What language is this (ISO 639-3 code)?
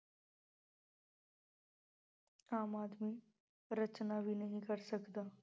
pan